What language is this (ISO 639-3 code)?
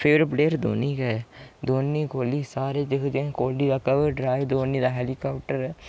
doi